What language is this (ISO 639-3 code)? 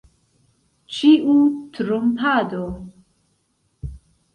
epo